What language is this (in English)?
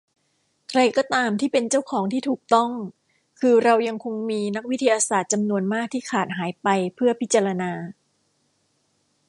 Thai